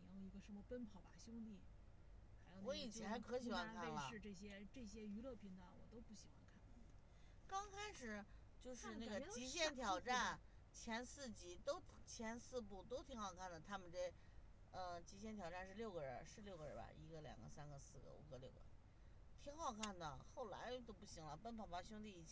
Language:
Chinese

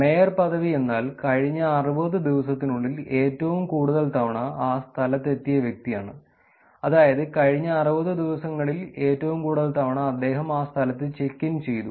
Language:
Malayalam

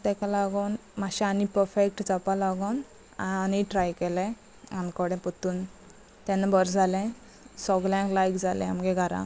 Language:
Konkani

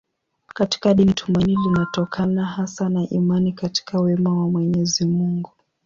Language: Swahili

